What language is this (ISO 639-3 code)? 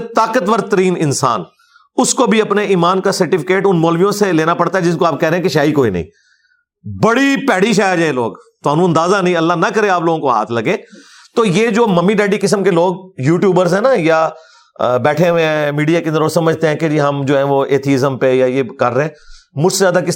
urd